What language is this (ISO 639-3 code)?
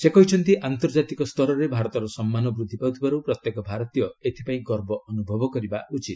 ori